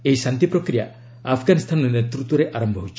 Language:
Odia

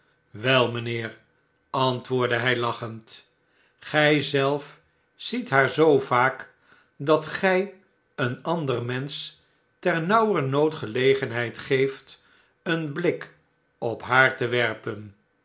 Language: Dutch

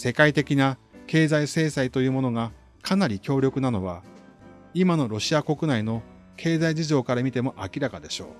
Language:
Japanese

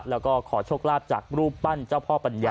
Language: Thai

